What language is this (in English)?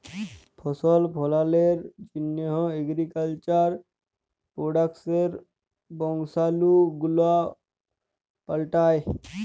Bangla